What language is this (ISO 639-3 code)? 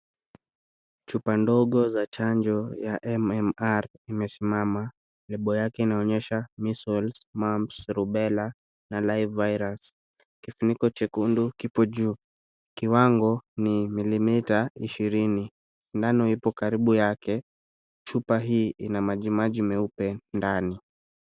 swa